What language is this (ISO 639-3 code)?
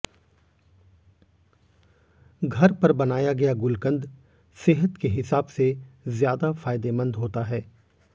hin